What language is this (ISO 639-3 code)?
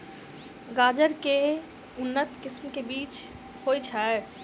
mai